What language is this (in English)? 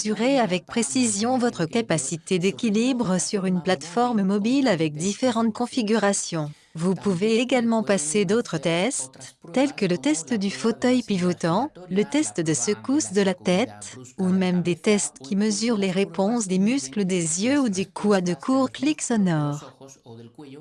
French